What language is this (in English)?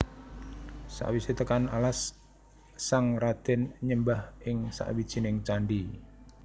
Javanese